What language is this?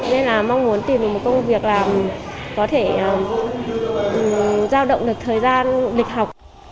Vietnamese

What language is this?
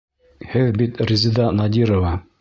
Bashkir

